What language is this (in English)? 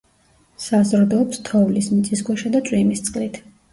Georgian